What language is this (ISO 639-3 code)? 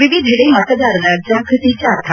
kan